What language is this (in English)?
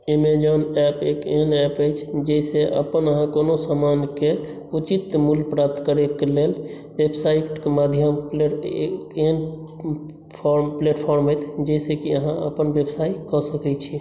Maithili